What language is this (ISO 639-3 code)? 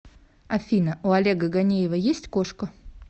rus